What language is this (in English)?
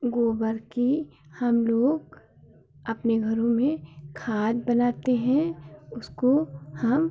Hindi